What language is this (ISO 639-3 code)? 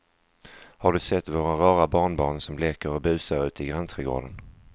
swe